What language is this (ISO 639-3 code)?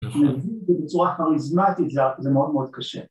heb